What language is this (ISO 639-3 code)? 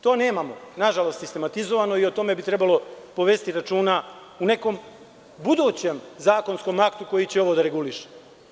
srp